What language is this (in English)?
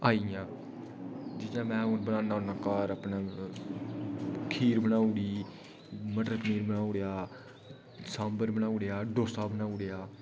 Dogri